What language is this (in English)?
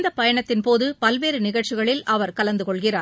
Tamil